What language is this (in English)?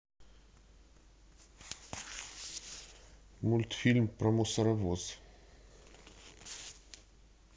Russian